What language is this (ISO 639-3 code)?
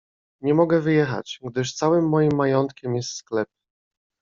pol